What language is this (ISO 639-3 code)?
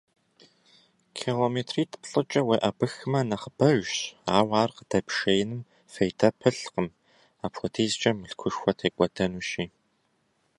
kbd